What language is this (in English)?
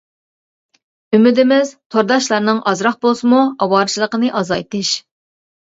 Uyghur